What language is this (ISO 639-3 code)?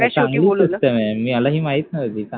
mar